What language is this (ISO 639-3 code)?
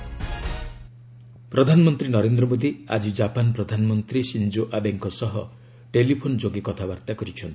ori